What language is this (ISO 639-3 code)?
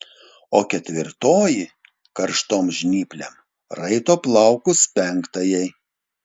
lit